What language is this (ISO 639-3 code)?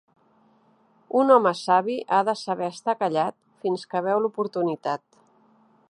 cat